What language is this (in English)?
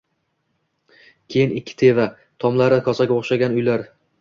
Uzbek